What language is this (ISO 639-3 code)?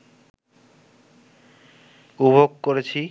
ben